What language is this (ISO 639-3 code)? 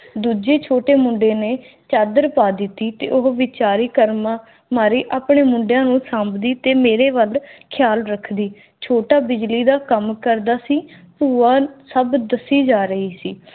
pan